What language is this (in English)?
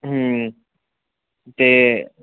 Dogri